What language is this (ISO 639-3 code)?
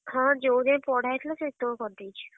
ori